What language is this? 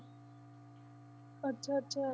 Punjabi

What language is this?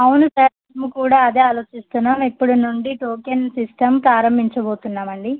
Telugu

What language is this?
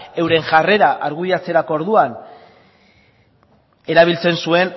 Basque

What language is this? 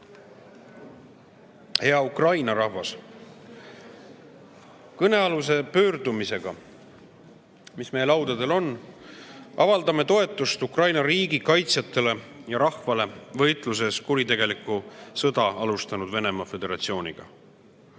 Estonian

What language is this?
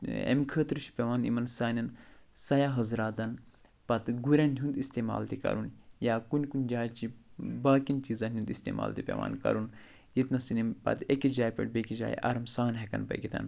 Kashmiri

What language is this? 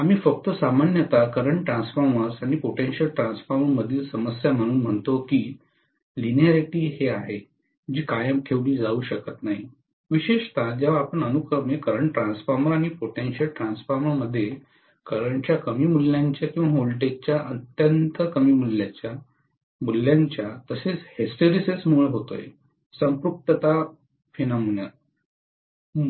Marathi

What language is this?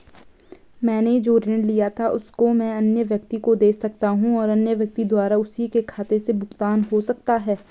Hindi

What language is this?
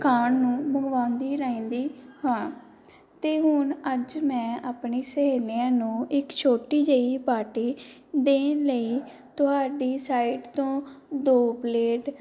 Punjabi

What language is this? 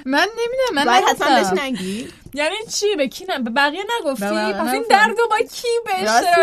Persian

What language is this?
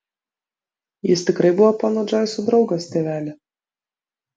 Lithuanian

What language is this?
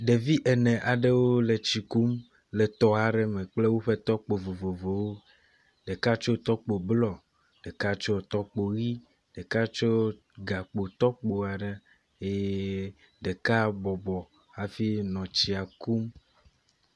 Ewe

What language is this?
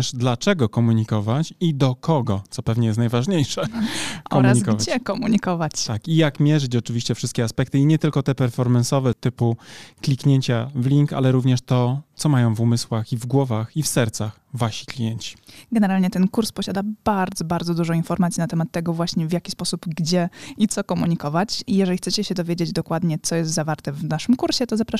Polish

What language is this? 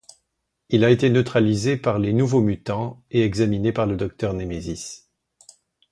French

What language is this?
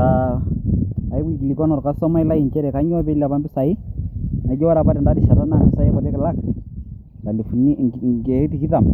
Masai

